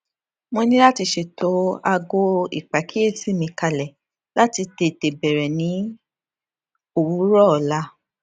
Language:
Yoruba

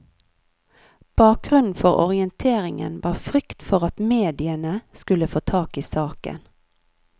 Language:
Norwegian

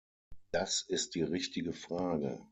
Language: German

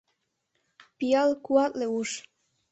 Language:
Mari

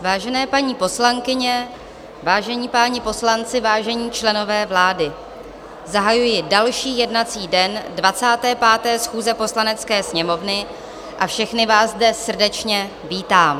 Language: Czech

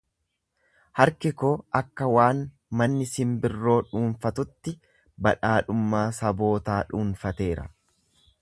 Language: Oromo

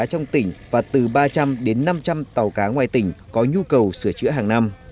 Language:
Vietnamese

